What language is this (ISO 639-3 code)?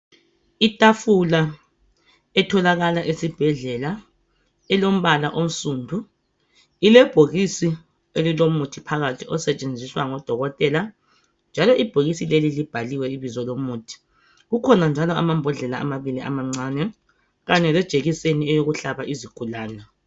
nde